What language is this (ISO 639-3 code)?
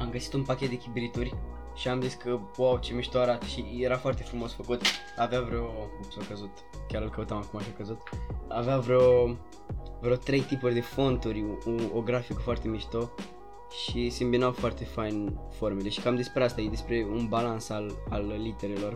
ron